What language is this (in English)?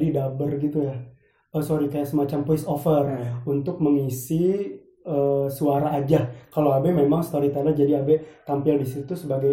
Indonesian